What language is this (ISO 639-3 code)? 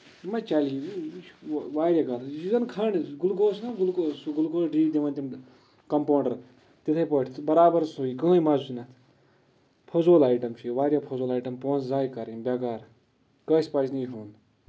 kas